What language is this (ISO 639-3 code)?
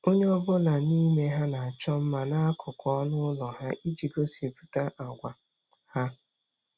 ibo